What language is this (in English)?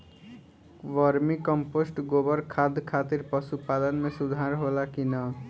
Bhojpuri